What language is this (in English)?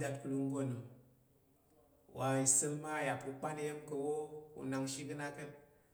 Tarok